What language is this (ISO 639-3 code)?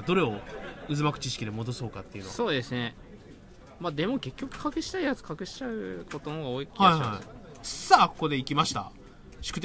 jpn